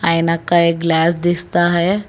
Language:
Hindi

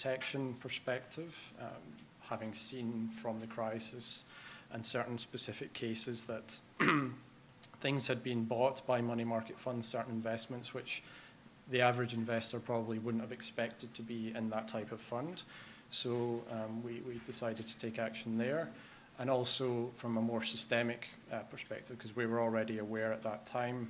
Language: English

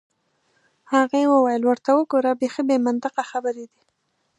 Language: Pashto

